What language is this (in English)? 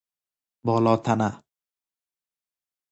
Persian